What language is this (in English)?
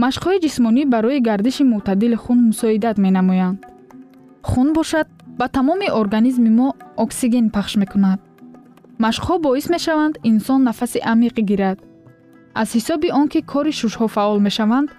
Persian